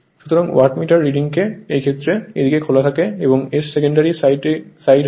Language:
Bangla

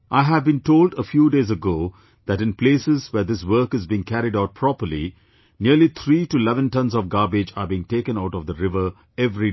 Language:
English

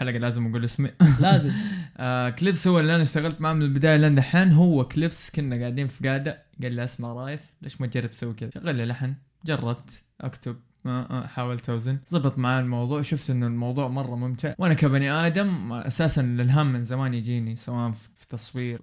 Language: Arabic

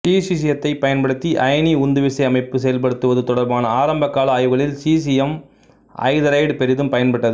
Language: Tamil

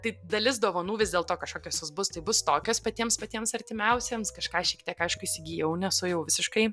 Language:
Lithuanian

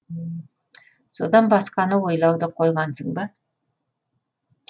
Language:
Kazakh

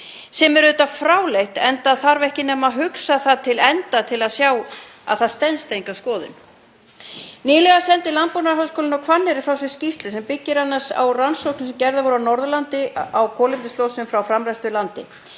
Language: Icelandic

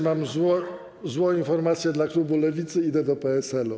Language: Polish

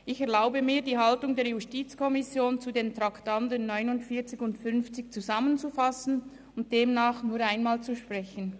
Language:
Swiss German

